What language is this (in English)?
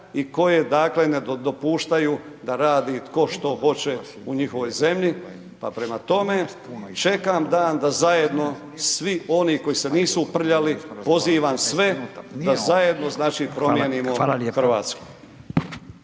Croatian